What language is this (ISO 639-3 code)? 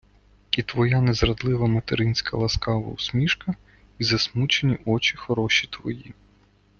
ukr